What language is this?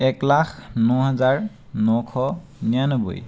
Assamese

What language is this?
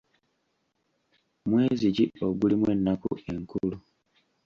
Ganda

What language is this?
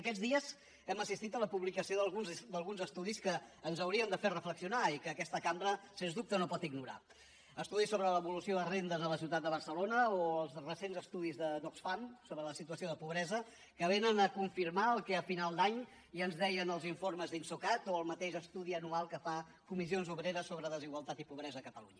Catalan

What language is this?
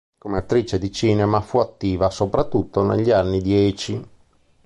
Italian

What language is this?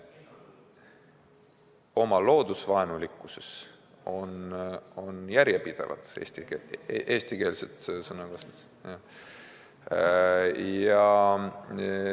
Estonian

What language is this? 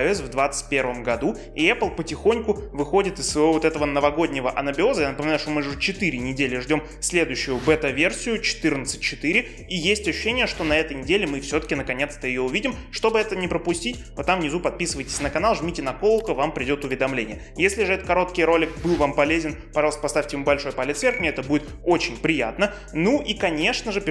Russian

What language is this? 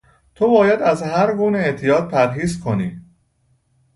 Persian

